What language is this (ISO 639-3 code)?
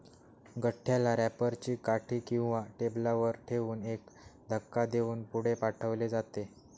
mar